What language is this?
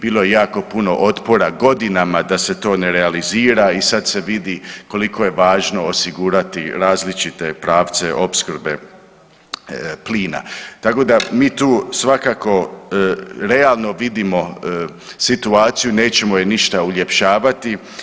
Croatian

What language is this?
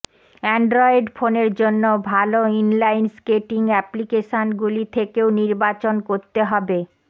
Bangla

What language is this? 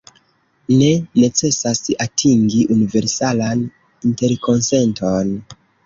Esperanto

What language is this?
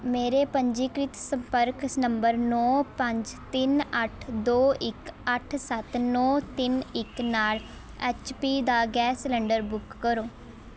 Punjabi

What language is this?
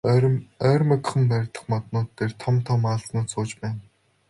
Mongolian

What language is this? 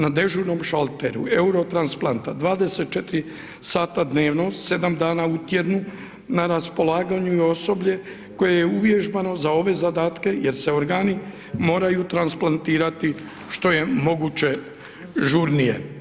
Croatian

